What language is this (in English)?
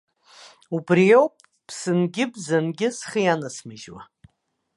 Abkhazian